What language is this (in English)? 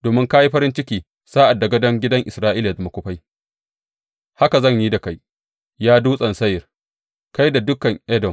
Hausa